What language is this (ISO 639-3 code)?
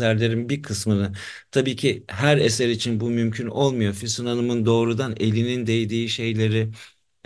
tur